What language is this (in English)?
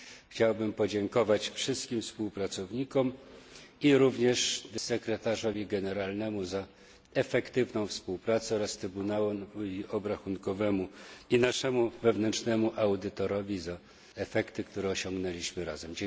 Polish